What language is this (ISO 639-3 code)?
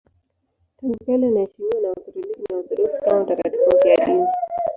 swa